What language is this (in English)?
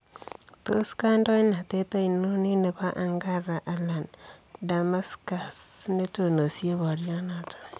Kalenjin